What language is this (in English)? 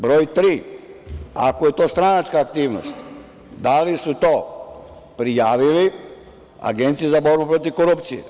Serbian